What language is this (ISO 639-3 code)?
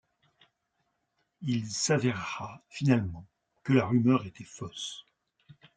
fra